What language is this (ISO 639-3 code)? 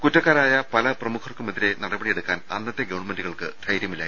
mal